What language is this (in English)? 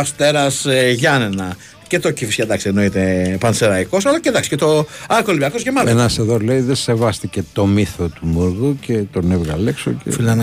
Greek